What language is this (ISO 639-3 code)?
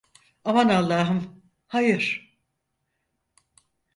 tur